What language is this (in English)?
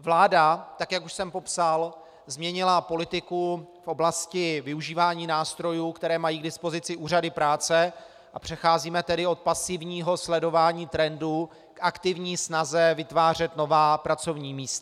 Czech